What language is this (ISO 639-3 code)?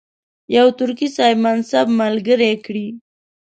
pus